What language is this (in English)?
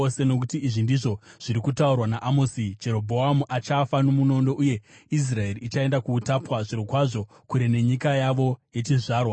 Shona